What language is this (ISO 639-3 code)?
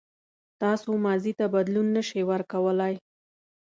pus